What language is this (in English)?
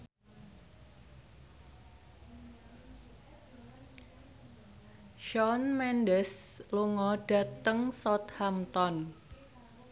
Javanese